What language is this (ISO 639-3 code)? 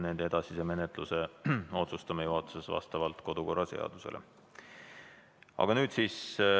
est